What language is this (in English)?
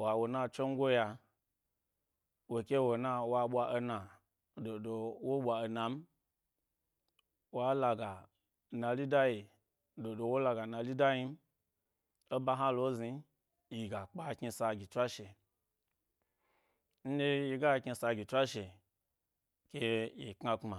Gbari